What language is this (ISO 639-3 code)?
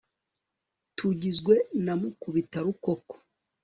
kin